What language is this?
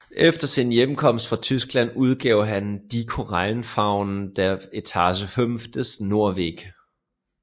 Danish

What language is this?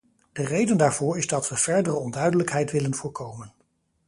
Dutch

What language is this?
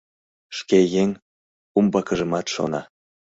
Mari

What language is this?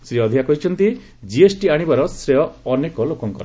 Odia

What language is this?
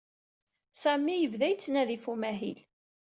Kabyle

